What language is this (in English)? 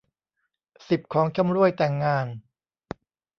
Thai